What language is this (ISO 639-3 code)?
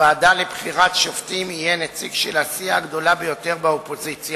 heb